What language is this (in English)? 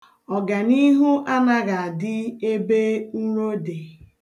Igbo